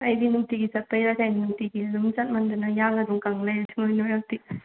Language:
Manipuri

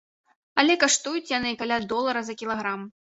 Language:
Belarusian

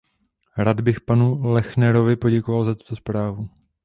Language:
Czech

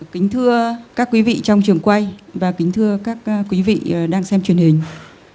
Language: Vietnamese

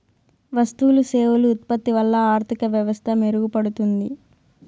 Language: Telugu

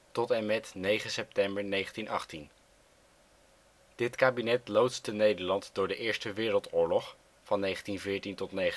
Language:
Dutch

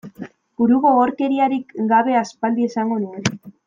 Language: Basque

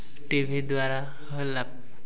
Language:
Odia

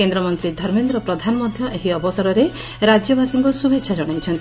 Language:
Odia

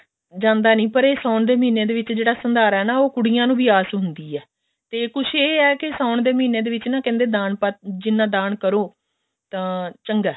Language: Punjabi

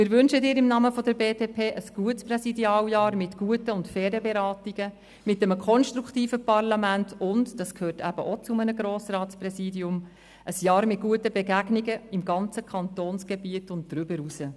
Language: Swiss German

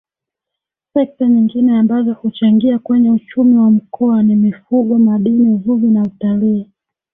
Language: Swahili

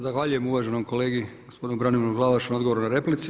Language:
Croatian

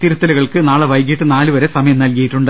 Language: Malayalam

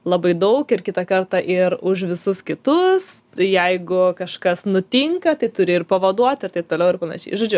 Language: Lithuanian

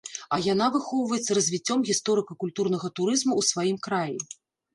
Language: Belarusian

